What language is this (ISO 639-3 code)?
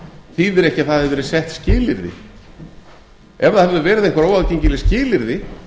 isl